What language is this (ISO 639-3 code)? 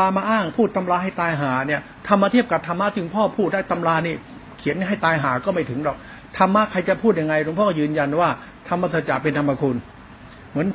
tha